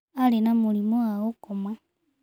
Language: Kikuyu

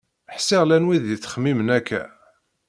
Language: Kabyle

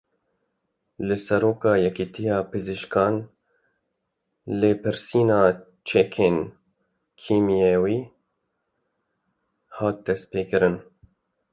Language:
Kurdish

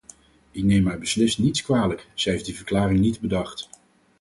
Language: Dutch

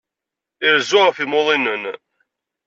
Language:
Kabyle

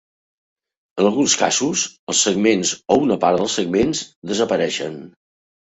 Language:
Catalan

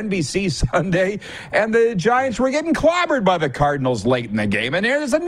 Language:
English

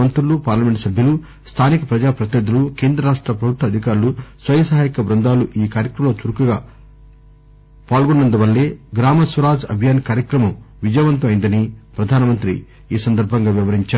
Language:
Telugu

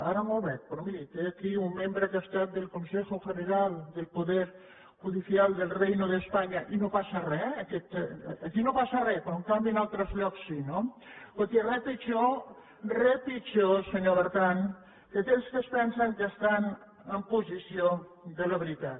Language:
Catalan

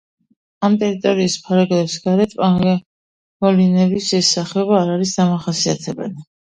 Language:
Georgian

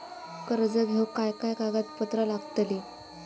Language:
Marathi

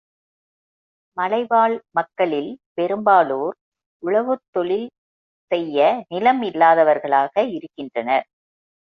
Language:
Tamil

